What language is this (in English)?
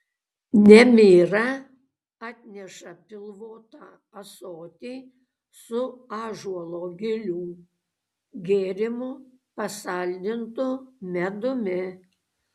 Lithuanian